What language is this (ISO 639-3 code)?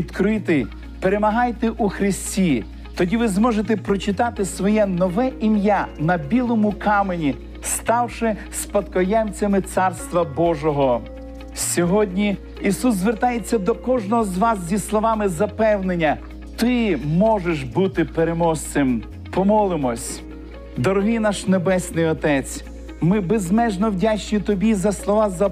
ukr